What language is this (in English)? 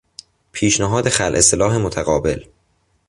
Persian